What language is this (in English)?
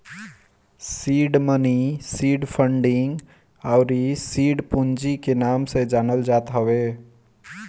Bhojpuri